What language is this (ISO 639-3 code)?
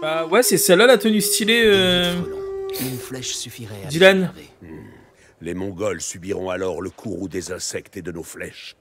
fra